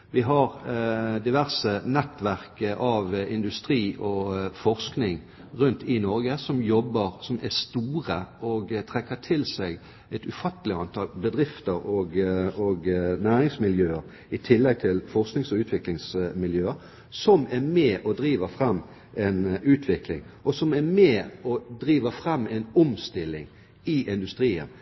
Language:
Norwegian Bokmål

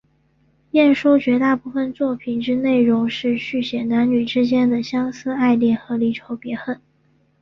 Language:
Chinese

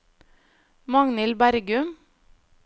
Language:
Norwegian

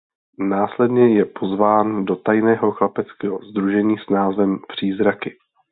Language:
Czech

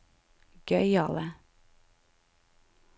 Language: Norwegian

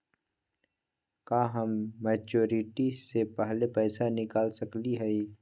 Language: Magahi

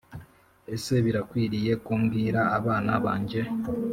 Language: Kinyarwanda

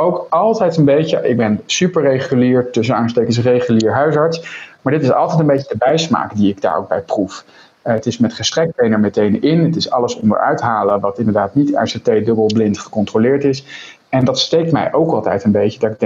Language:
Dutch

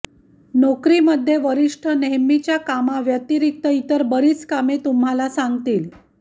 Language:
Marathi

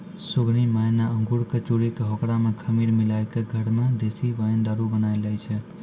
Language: Maithili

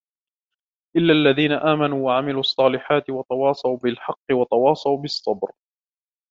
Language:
Arabic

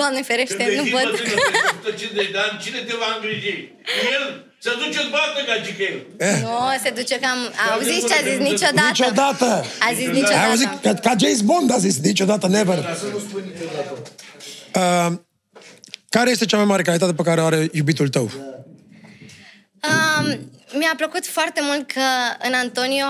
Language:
Romanian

